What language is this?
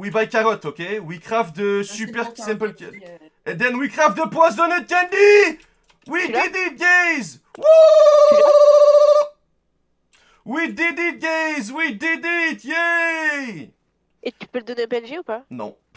French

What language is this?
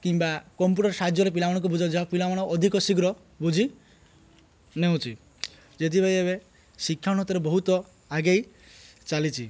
Odia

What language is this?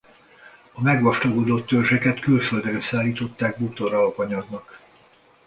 Hungarian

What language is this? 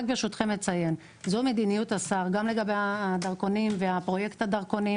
Hebrew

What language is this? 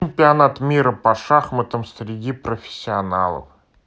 Russian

